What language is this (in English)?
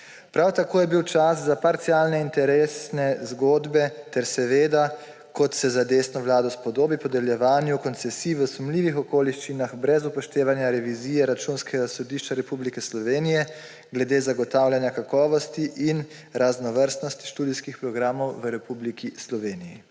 Slovenian